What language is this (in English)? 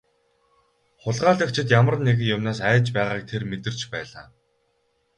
Mongolian